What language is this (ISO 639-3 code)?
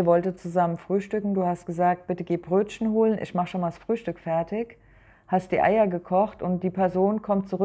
deu